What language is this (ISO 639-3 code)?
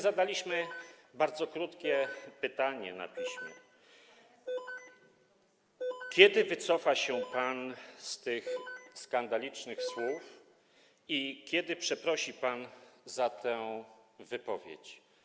pol